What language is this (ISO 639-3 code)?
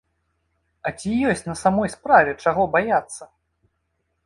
bel